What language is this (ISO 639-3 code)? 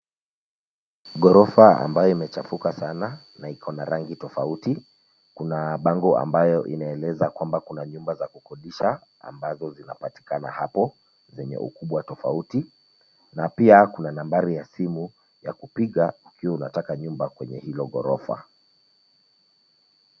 swa